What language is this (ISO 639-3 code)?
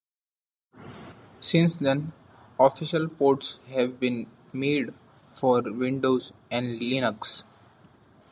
eng